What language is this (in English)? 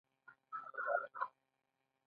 Pashto